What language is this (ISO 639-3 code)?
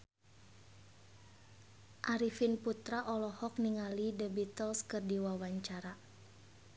sun